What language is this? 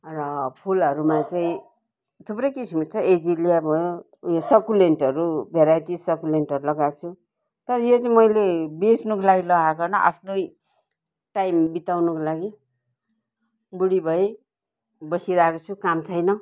Nepali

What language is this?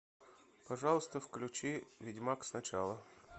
Russian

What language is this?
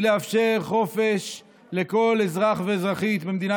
Hebrew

